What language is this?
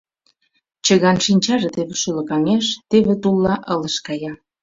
Mari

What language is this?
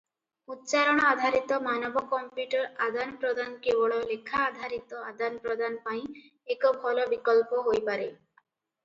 Odia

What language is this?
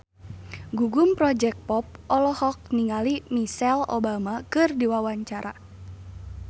Sundanese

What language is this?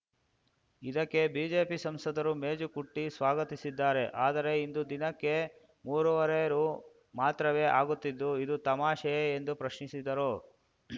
Kannada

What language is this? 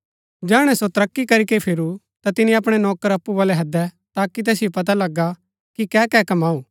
Gaddi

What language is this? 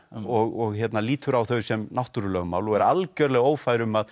Icelandic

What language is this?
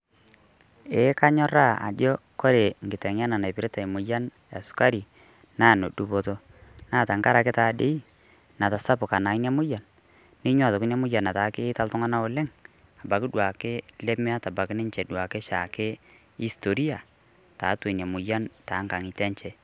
Masai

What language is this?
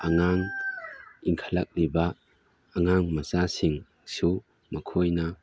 Manipuri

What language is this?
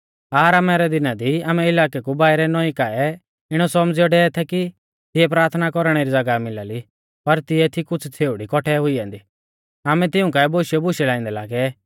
Mahasu Pahari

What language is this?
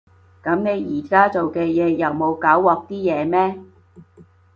Cantonese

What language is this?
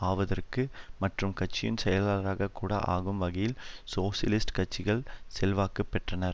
Tamil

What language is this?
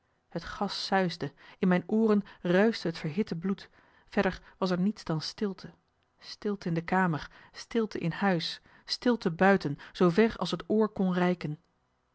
Dutch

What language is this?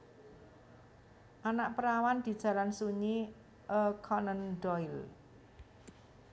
Javanese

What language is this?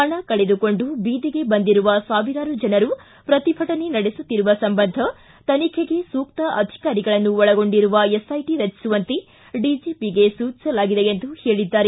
Kannada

